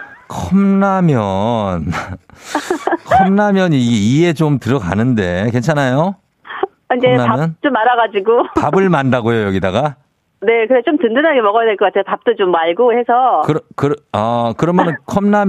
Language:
Korean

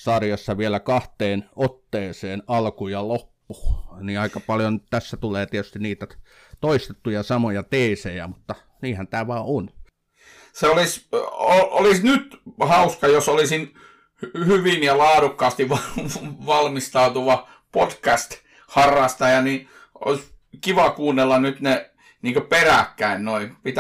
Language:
Finnish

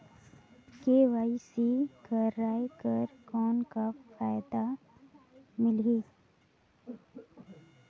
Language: Chhattisgarhi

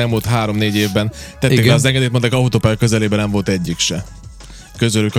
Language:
Hungarian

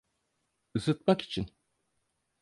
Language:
Turkish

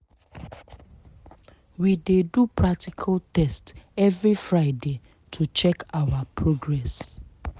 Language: Nigerian Pidgin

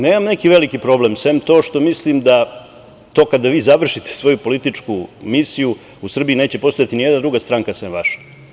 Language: Serbian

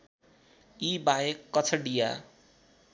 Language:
Nepali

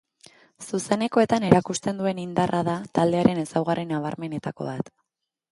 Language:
Basque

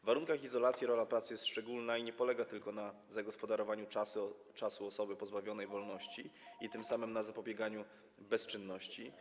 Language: Polish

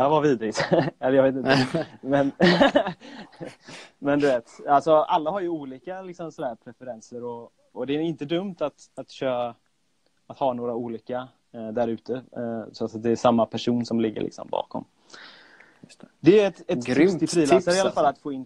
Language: Swedish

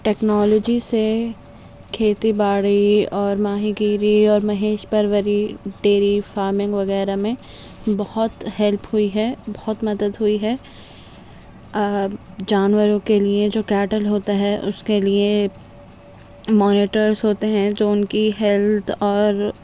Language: Urdu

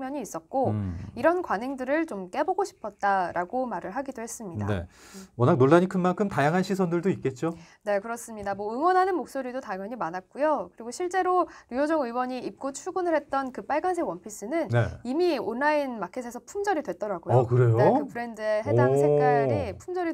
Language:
Korean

